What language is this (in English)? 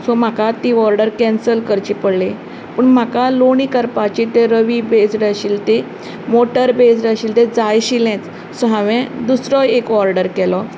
Konkani